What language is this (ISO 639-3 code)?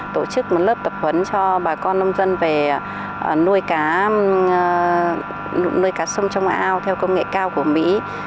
vie